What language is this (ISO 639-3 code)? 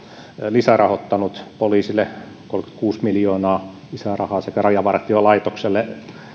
fin